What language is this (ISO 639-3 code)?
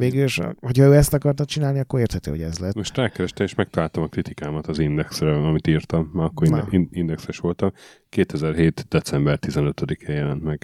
hun